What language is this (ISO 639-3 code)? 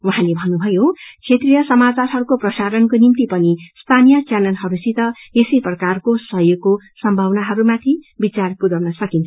nep